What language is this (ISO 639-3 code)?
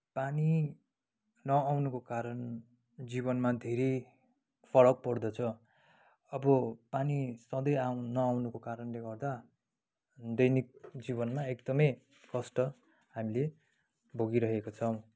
nep